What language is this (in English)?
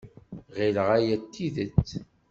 Kabyle